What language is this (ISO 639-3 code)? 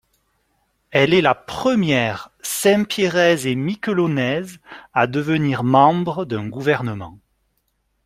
fra